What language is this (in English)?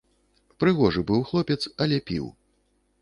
Belarusian